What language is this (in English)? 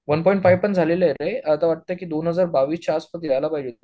Marathi